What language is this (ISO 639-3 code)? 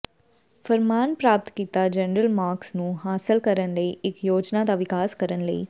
pan